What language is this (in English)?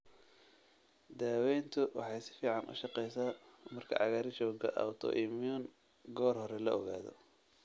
Somali